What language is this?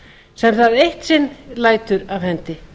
Icelandic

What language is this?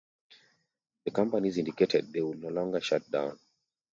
English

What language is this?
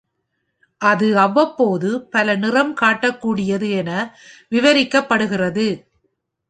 Tamil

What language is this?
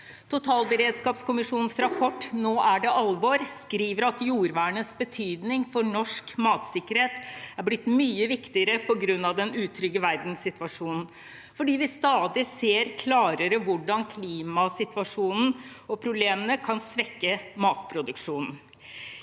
Norwegian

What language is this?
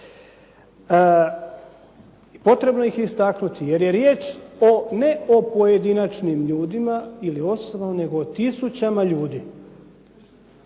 Croatian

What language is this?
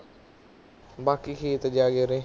Punjabi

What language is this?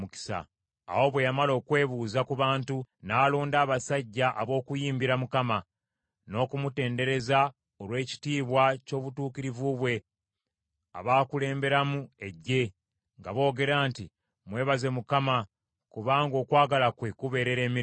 Ganda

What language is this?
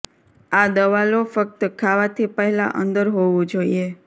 Gujarati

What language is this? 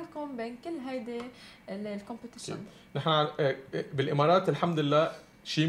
Arabic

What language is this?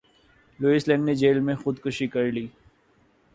Urdu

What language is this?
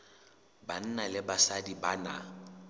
Southern Sotho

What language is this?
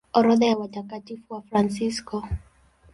Swahili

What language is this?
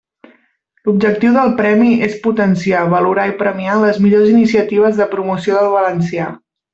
Catalan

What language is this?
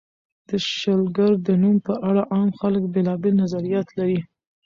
Pashto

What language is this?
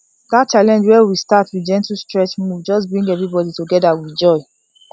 Nigerian Pidgin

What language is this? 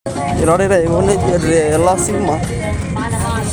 Masai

